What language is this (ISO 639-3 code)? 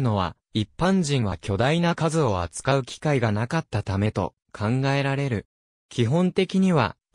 jpn